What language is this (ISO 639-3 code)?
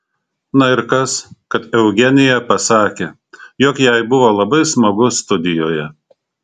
lit